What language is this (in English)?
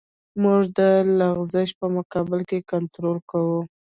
Pashto